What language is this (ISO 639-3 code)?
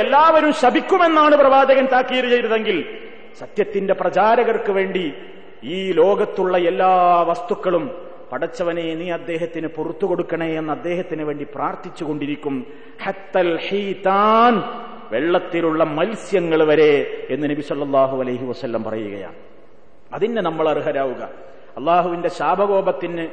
mal